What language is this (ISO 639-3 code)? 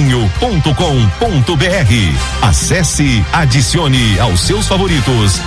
por